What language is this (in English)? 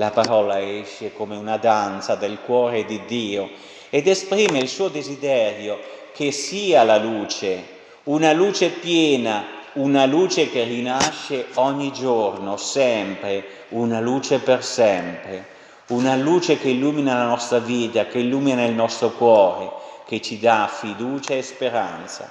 Italian